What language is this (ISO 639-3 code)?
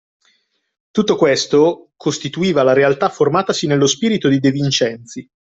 ita